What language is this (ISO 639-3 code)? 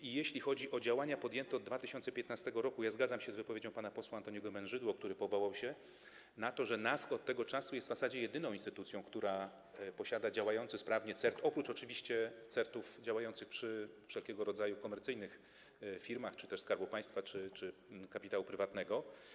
pol